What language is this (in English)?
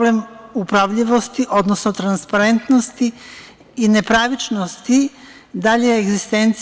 Serbian